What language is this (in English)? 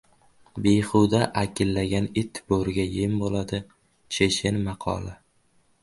Uzbek